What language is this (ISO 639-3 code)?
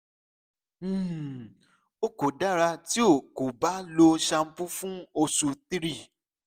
yor